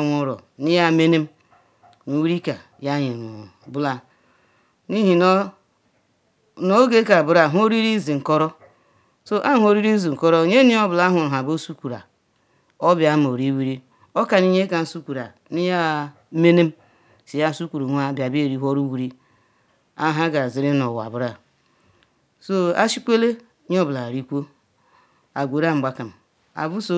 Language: Ikwere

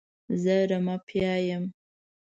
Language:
Pashto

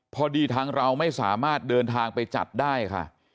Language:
Thai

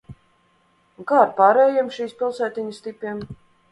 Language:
Latvian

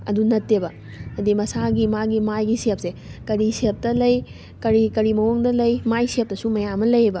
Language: Manipuri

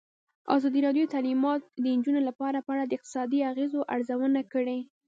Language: Pashto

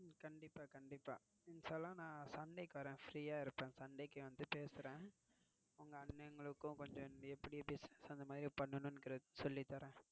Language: Tamil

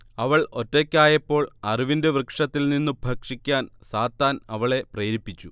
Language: Malayalam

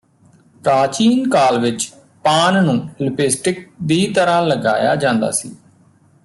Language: Punjabi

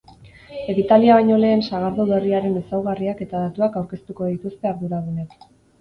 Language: Basque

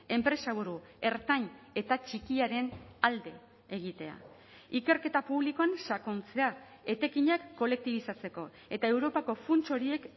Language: Basque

